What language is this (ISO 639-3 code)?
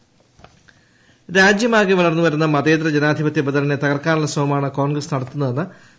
mal